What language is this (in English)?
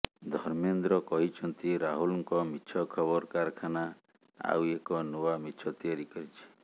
Odia